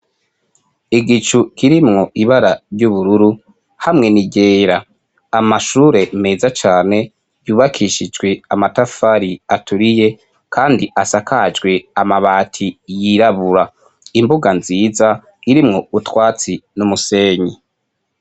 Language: Rundi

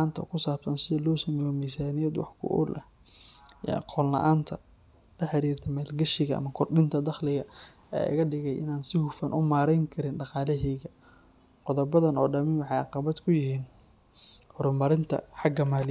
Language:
Somali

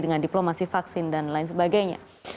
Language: Indonesian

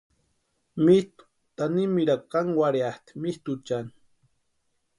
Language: Western Highland Purepecha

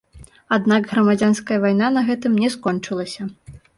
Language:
Belarusian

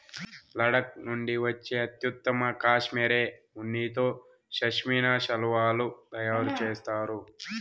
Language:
Telugu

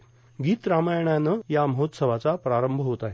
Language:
Marathi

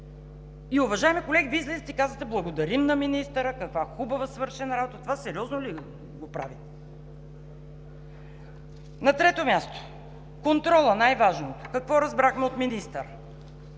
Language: Bulgarian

